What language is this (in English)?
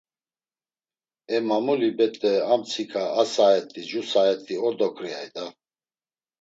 Laz